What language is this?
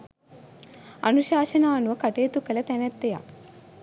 Sinhala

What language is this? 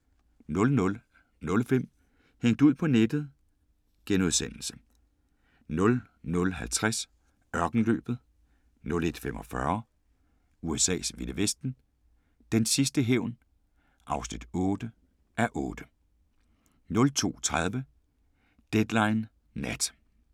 Danish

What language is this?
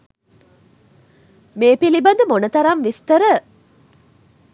Sinhala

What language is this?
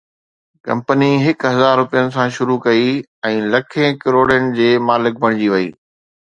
Sindhi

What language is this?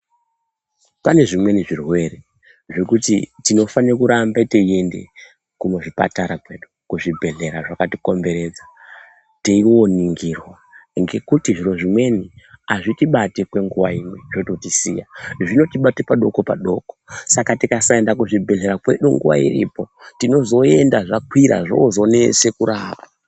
Ndau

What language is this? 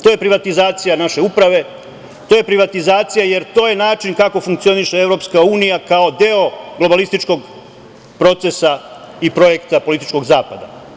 Serbian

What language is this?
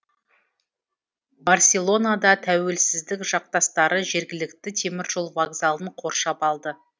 Kazakh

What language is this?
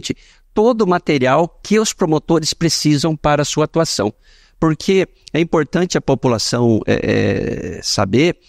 Portuguese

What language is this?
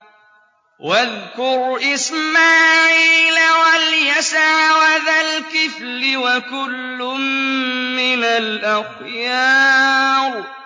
Arabic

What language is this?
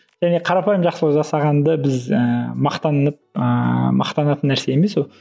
Kazakh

